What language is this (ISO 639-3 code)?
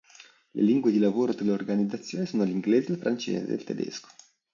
ita